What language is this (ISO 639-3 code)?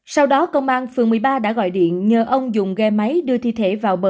vie